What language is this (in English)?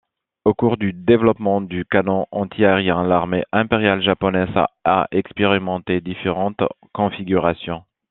French